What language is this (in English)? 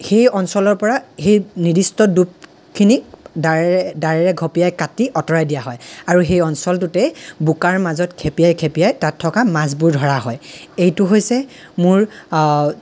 Assamese